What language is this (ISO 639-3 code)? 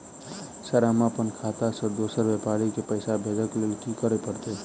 mai